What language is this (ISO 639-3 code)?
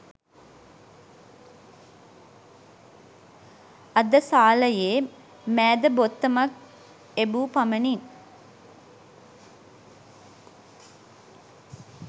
sin